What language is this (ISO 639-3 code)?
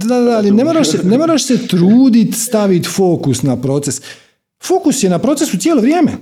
hrv